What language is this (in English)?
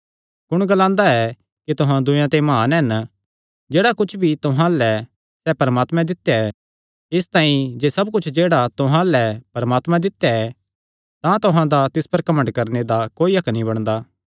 Kangri